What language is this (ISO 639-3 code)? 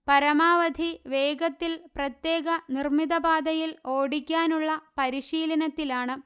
mal